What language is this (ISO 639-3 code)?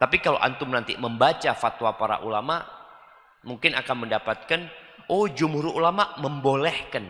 ind